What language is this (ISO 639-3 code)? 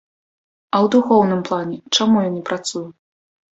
bel